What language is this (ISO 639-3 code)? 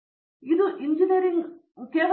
kan